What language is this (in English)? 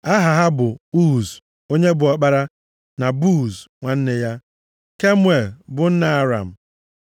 Igbo